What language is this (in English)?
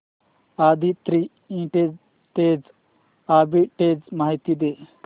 Marathi